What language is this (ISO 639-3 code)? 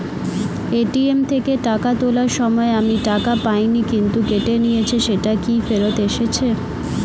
ben